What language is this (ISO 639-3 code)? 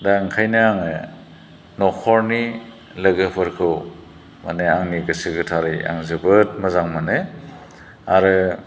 brx